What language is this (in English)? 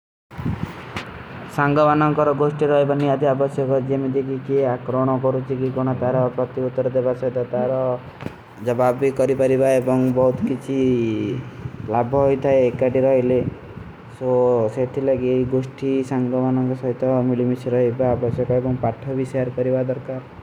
Kui (India)